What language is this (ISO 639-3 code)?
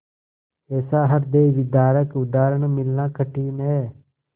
hin